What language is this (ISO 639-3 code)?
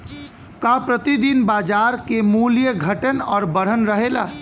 bho